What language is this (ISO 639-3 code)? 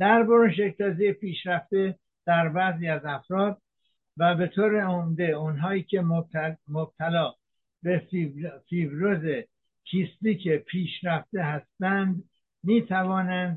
fas